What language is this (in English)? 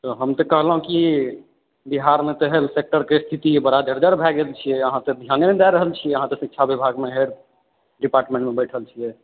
Maithili